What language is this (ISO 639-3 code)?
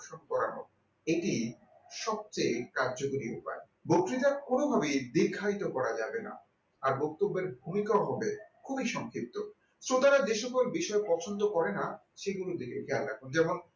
ben